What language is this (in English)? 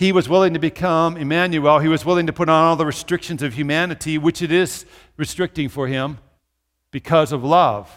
English